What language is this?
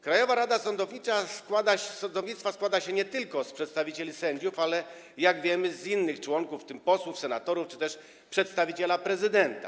Polish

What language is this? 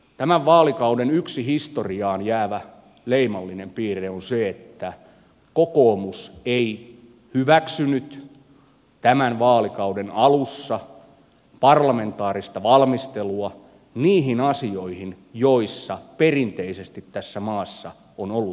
Finnish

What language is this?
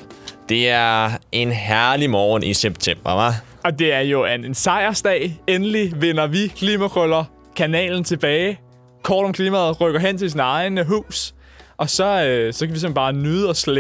Danish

